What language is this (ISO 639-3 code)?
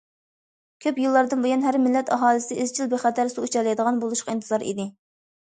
uig